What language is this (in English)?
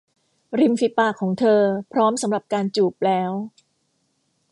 Thai